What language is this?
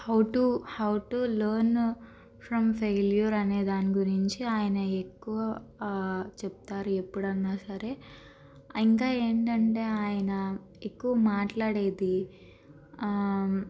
Telugu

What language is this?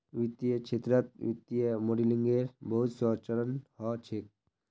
Magahi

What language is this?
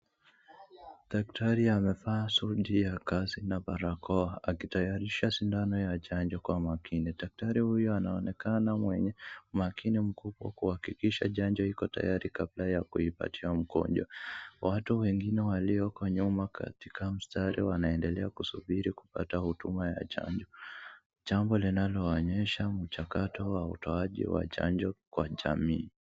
Swahili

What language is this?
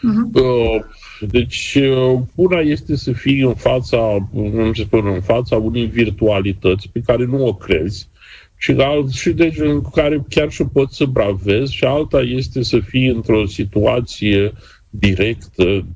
Romanian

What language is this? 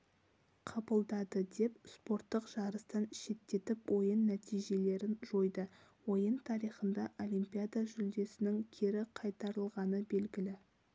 Kazakh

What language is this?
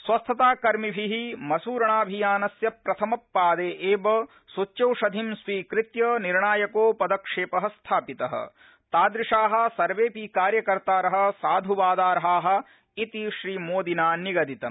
Sanskrit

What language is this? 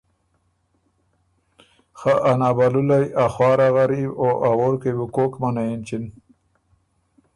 Ormuri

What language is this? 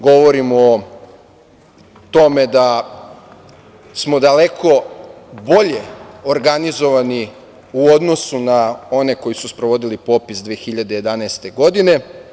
Serbian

